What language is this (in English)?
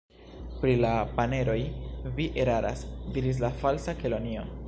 Esperanto